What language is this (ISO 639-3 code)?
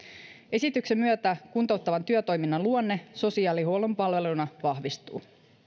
fin